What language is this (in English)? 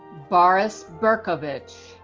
English